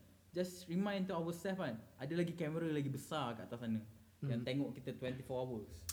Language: Malay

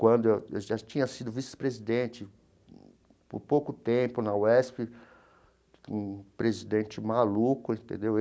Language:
Portuguese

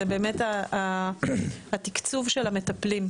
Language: Hebrew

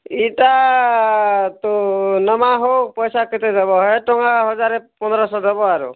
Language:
Odia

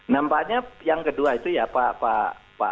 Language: Indonesian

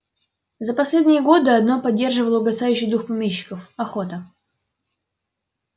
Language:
Russian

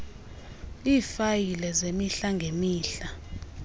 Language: Xhosa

